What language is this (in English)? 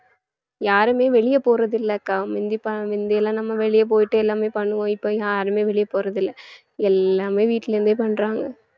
Tamil